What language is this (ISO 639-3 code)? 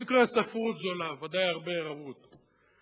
heb